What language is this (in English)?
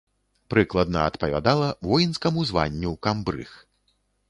Belarusian